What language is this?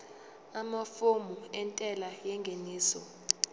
Zulu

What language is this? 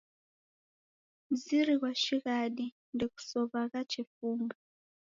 Taita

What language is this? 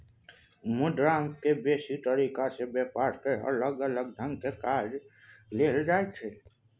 Maithili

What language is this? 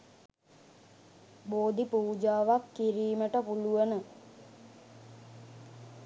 Sinhala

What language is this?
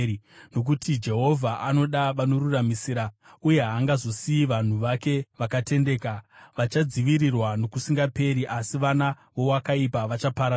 Shona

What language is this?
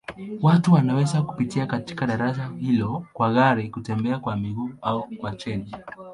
Swahili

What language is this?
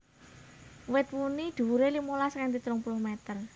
Javanese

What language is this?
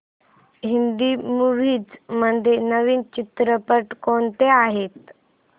Marathi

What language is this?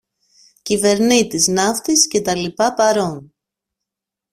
Greek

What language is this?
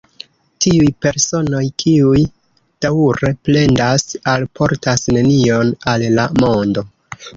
Esperanto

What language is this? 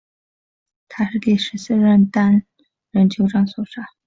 Chinese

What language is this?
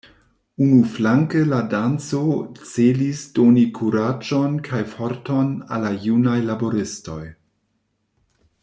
Esperanto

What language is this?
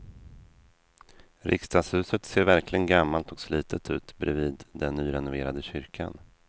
Swedish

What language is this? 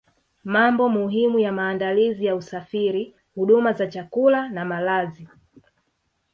Swahili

